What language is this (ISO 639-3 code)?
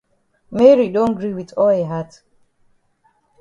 wes